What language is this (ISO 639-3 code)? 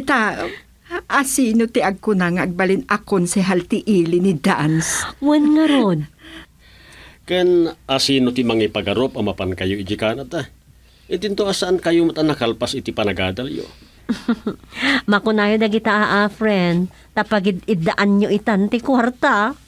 fil